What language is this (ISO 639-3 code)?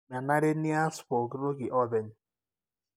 mas